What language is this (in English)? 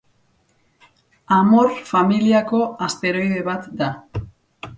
Basque